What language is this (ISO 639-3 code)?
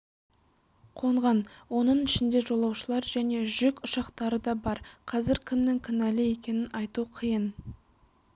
kaz